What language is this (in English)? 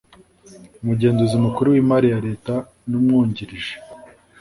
Kinyarwanda